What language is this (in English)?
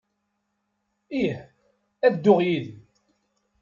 Kabyle